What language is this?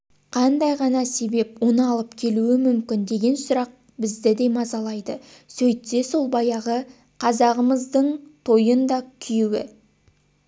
Kazakh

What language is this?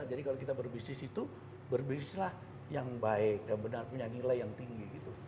Indonesian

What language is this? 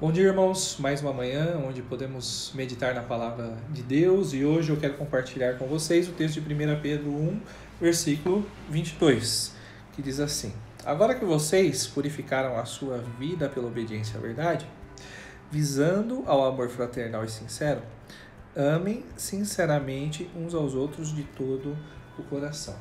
Portuguese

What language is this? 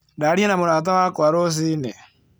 Kikuyu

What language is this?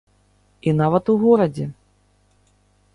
Belarusian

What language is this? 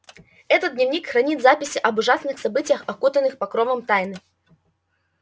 Russian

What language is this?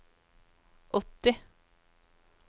Norwegian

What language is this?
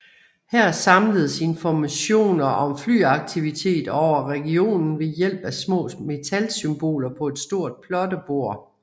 Danish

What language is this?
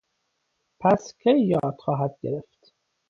Persian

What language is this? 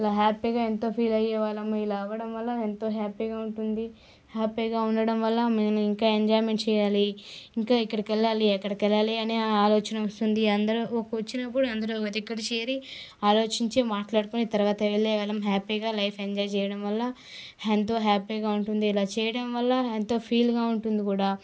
Telugu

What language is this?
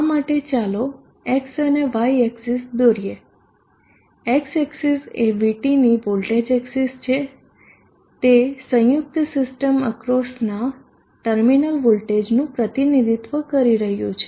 Gujarati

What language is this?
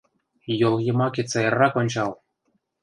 Mari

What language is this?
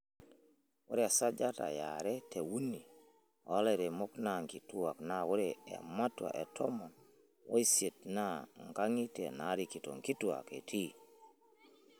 Masai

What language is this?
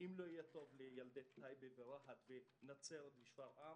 Hebrew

